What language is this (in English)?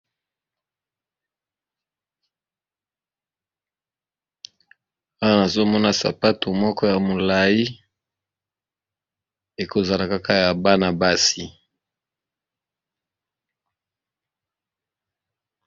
Lingala